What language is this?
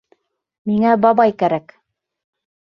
Bashkir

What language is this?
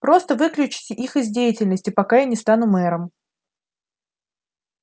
Russian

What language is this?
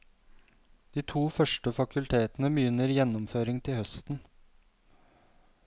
Norwegian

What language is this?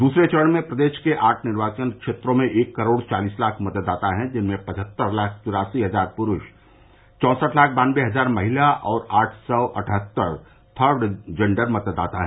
Hindi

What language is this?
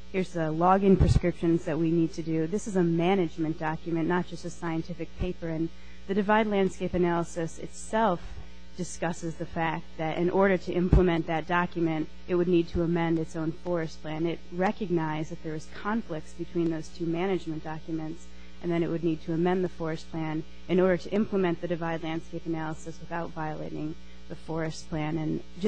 English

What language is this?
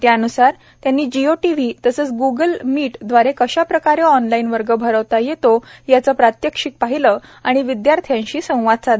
Marathi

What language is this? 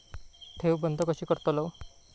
Marathi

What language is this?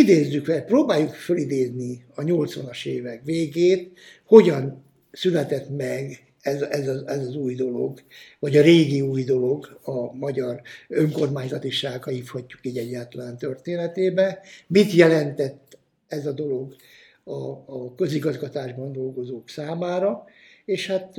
Hungarian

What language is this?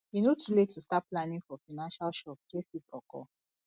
Nigerian Pidgin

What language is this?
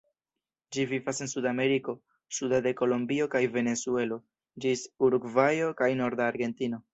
Esperanto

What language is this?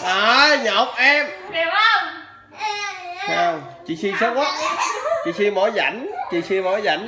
Vietnamese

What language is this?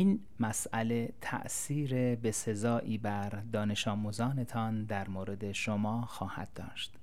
Persian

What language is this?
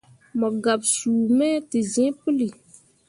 Mundang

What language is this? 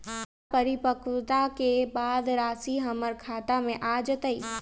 Magahi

